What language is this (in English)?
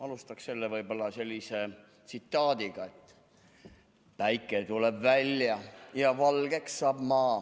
Estonian